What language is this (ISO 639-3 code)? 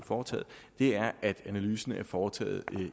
dan